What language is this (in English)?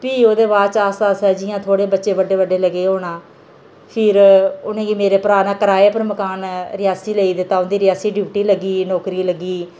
Dogri